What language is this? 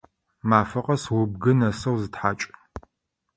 Adyghe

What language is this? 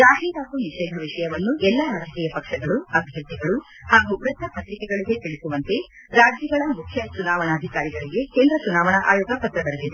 Kannada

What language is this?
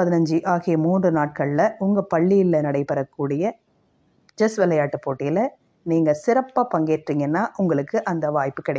Tamil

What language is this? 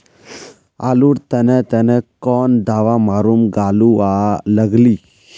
Magahi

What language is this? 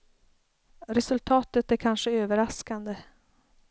Swedish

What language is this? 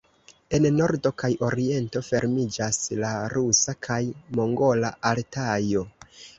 Esperanto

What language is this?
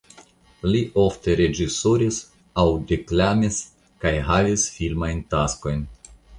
Esperanto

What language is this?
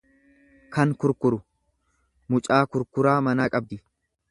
Oromo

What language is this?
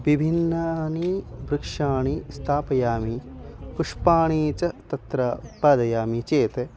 Sanskrit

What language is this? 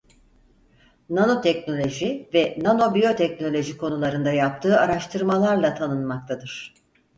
Turkish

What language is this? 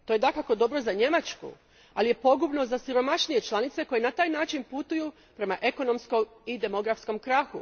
Croatian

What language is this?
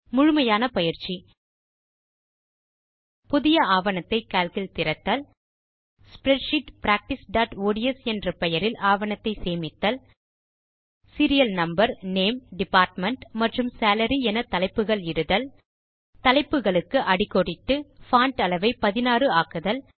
Tamil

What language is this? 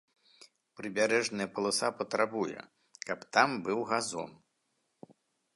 Belarusian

